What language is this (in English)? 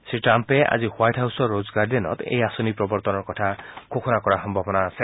Assamese